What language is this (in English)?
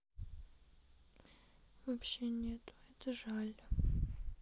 Russian